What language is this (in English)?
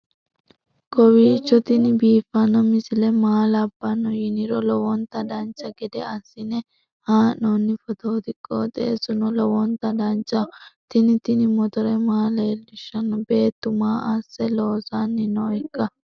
Sidamo